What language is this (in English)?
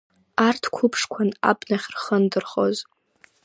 Abkhazian